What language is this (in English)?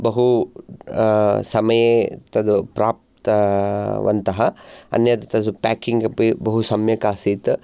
Sanskrit